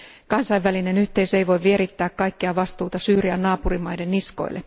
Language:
Finnish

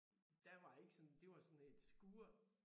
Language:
Danish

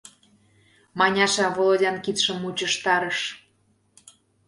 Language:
Mari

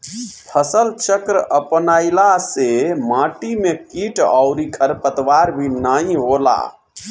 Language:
Bhojpuri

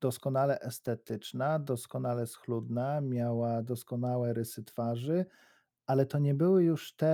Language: Polish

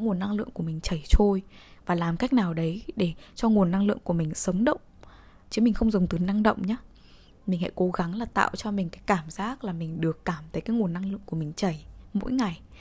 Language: Vietnamese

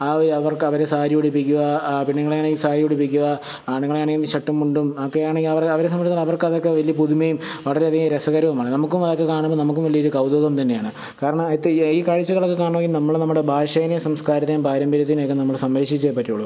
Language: Malayalam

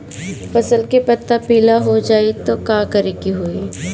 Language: Bhojpuri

